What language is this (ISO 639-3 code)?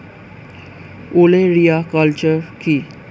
ben